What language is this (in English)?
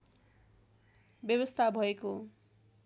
Nepali